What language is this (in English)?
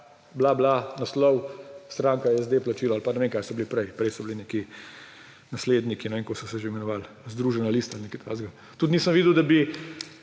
Slovenian